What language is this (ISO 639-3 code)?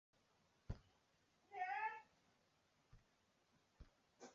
zho